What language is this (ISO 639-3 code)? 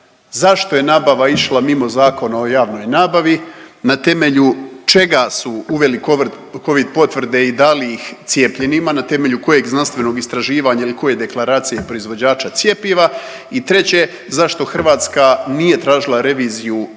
hrv